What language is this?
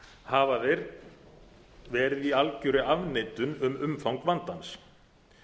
Icelandic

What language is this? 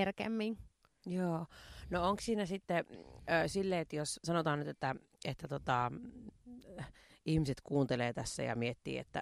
Finnish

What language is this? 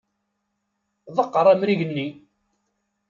Kabyle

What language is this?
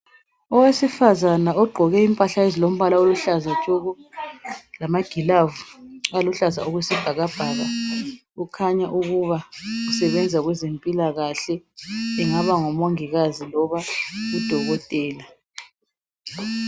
North Ndebele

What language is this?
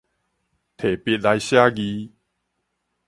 Min Nan Chinese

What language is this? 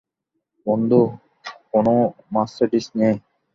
Bangla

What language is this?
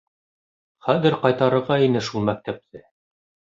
Bashkir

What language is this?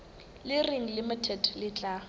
Southern Sotho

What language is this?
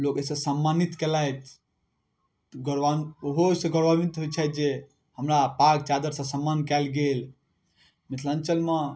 Maithili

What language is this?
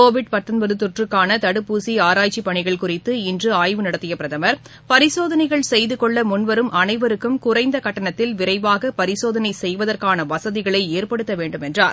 Tamil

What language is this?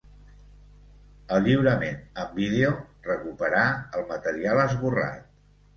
Catalan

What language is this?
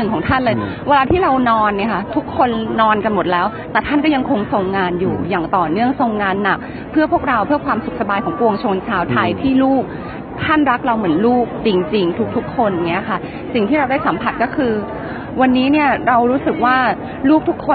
Thai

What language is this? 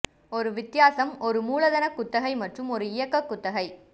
Tamil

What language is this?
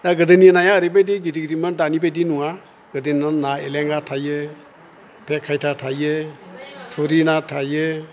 Bodo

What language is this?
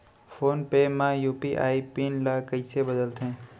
Chhattisgarhi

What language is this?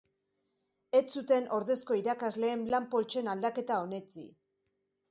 Basque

